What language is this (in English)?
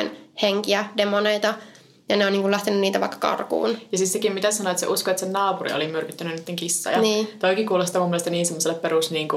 Finnish